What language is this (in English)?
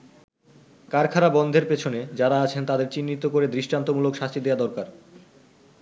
Bangla